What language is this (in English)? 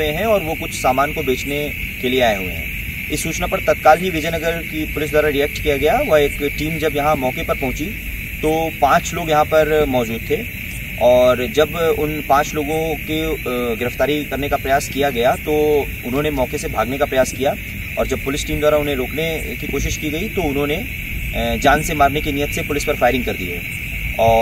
Hindi